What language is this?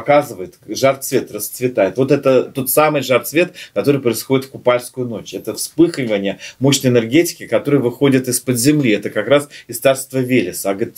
Russian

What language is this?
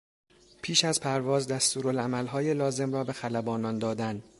Persian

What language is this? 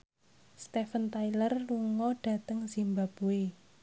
Javanese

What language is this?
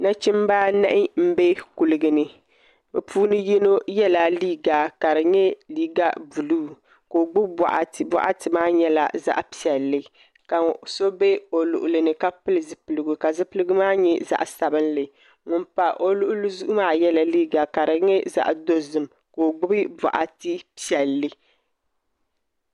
Dagbani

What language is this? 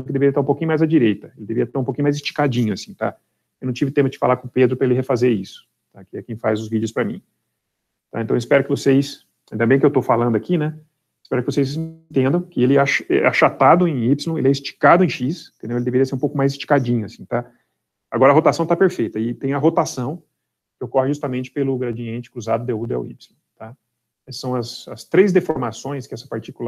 Portuguese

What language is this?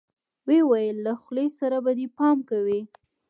Pashto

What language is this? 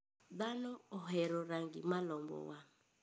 Luo (Kenya and Tanzania)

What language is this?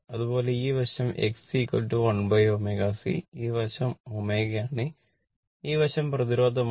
Malayalam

